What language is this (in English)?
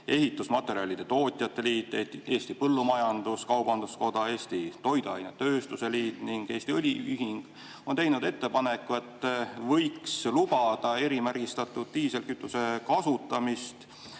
Estonian